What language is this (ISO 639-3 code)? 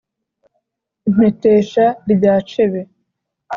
kin